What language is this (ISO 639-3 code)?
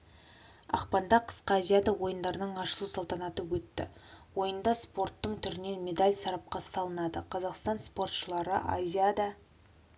kaz